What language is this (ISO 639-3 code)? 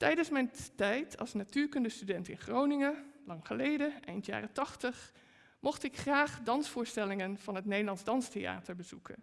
nld